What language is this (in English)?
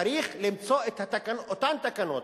Hebrew